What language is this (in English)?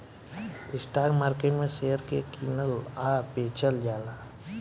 Bhojpuri